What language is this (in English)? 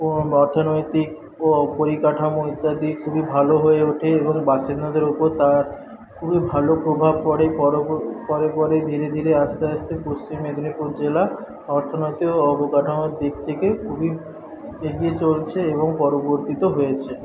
Bangla